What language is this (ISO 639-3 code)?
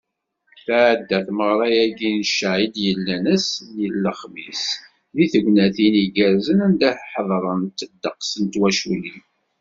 kab